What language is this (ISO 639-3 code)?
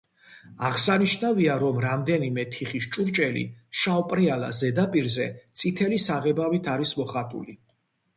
kat